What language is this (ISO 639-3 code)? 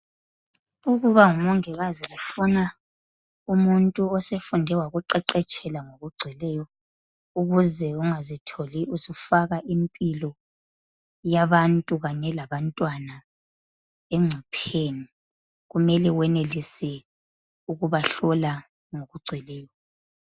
nde